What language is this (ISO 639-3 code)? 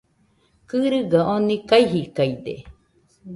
hux